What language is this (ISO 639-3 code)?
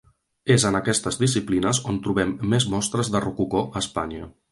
cat